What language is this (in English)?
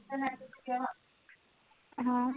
Punjabi